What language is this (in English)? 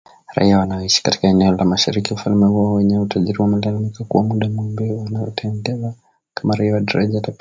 Swahili